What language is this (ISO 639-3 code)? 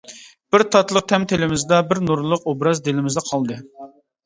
uig